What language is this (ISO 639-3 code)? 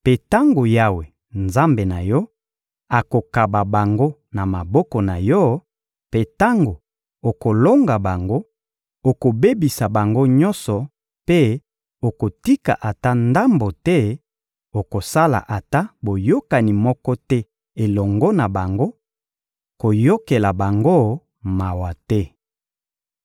lin